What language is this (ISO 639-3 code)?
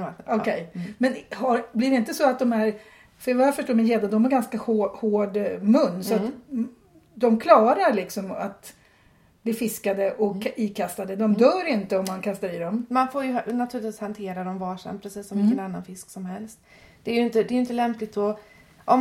swe